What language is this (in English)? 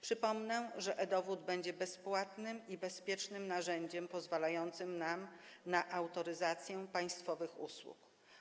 Polish